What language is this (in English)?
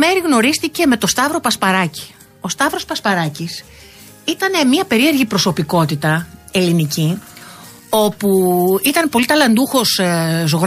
Greek